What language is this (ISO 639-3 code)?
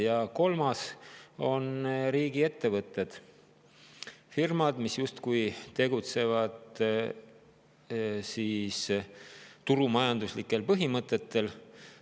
est